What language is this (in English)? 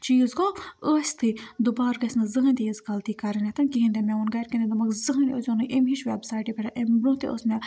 Kashmiri